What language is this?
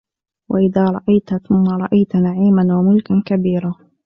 Arabic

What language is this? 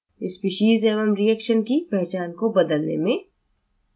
Hindi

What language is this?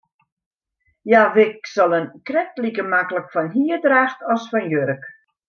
Western Frisian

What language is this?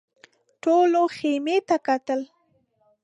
Pashto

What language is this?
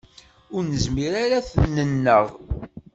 Kabyle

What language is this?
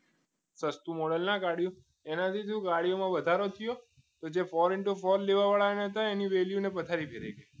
Gujarati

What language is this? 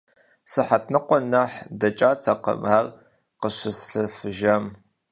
Kabardian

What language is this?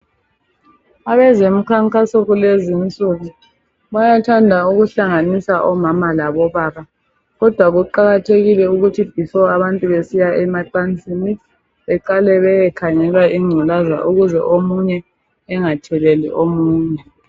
North Ndebele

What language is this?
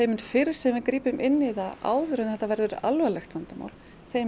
Icelandic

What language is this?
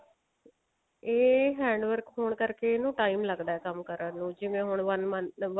Punjabi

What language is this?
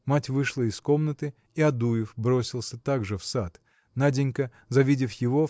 Russian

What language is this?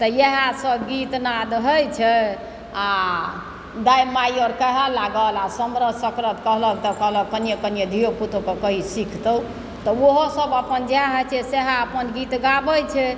Maithili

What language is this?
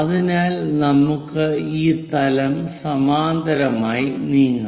Malayalam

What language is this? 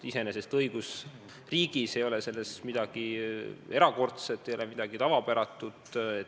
Estonian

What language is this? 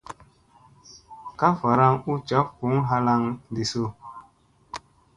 Musey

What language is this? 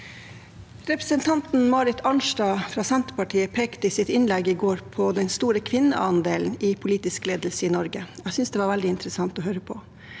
Norwegian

